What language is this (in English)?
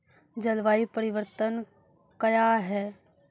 Maithili